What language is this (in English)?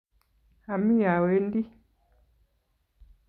Kalenjin